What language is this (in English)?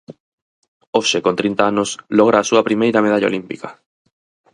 Galician